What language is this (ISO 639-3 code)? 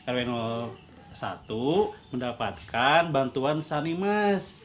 ind